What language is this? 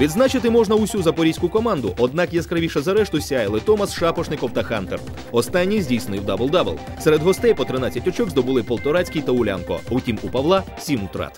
Ukrainian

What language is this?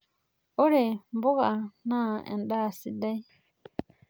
Masai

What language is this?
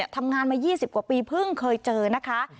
Thai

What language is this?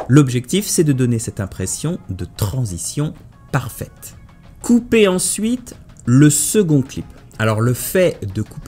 French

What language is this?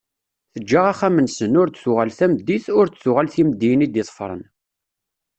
Kabyle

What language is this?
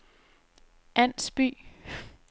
Danish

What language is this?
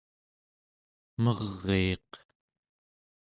Central Yupik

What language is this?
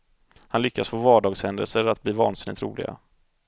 Swedish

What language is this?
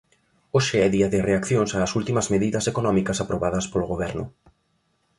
Galician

